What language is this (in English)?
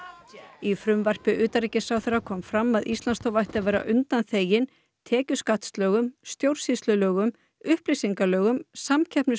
Icelandic